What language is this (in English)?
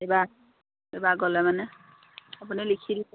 Assamese